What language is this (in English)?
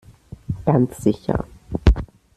German